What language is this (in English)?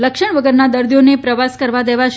Gujarati